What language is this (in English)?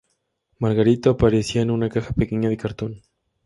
Spanish